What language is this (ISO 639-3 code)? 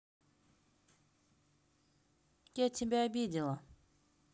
rus